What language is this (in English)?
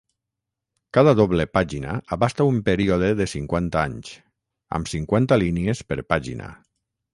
Catalan